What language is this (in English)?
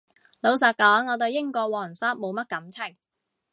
Cantonese